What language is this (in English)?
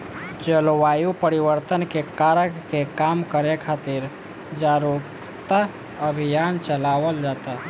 Bhojpuri